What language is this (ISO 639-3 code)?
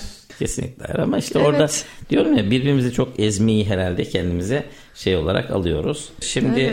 tur